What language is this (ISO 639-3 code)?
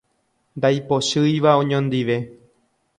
grn